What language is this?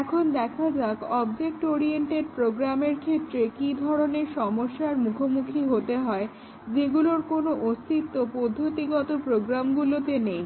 Bangla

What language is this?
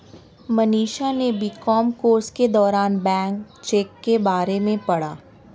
Hindi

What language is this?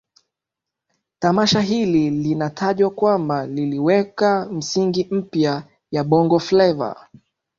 Swahili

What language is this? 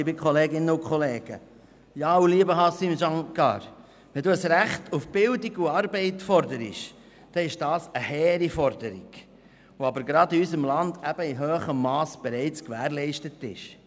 Swiss German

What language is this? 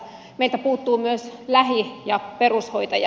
Finnish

